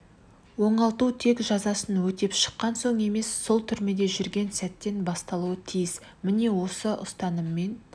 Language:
Kazakh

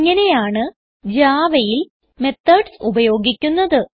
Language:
Malayalam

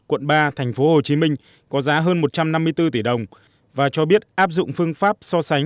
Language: Vietnamese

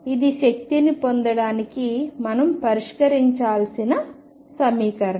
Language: Telugu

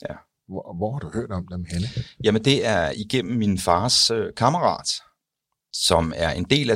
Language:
Danish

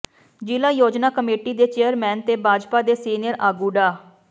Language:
Punjabi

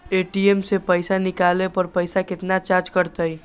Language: Magahi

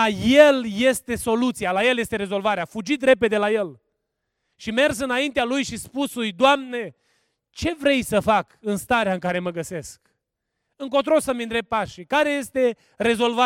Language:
Romanian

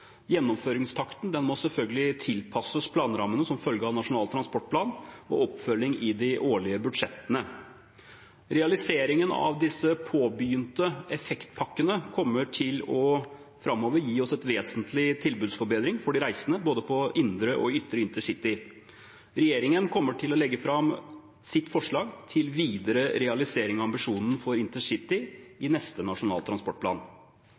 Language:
Norwegian Bokmål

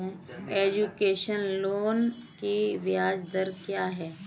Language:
Hindi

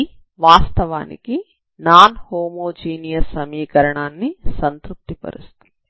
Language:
Telugu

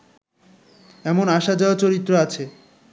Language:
Bangla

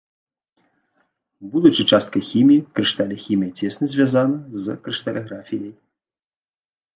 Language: Belarusian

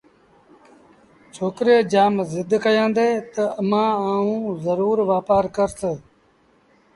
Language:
Sindhi Bhil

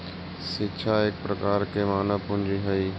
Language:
Magahi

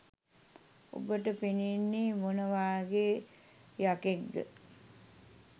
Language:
Sinhala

